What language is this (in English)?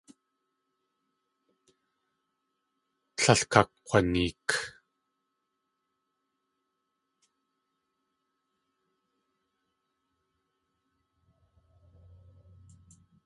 Tlingit